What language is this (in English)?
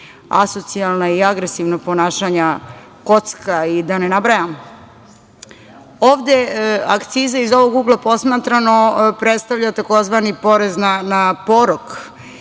Serbian